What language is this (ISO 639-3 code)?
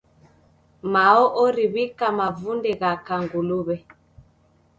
dav